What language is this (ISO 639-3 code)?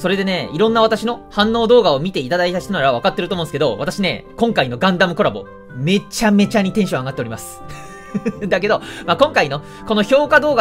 jpn